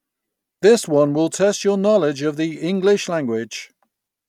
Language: English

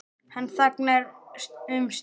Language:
Icelandic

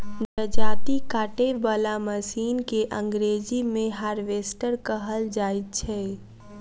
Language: Maithili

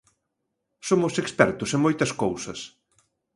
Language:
Galician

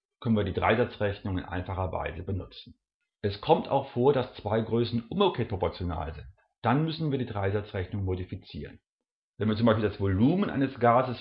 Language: German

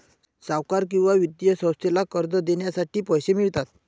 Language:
Marathi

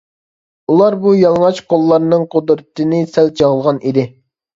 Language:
Uyghur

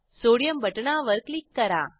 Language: Marathi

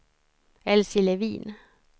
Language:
Swedish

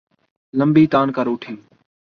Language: Urdu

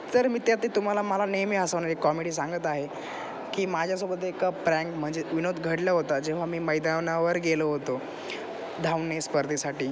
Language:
Marathi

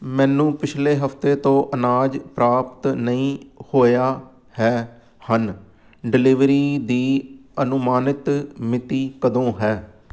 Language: Punjabi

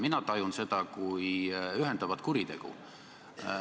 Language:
Estonian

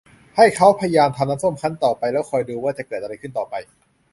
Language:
Thai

